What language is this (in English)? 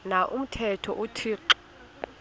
Xhosa